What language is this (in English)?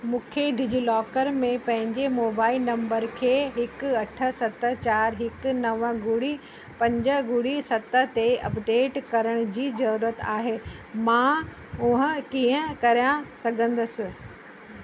Sindhi